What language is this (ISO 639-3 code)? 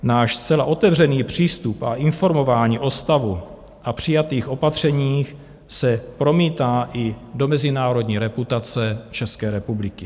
ces